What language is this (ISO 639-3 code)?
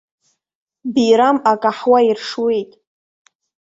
abk